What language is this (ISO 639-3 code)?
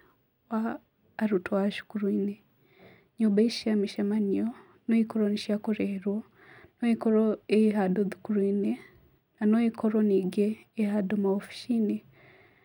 kik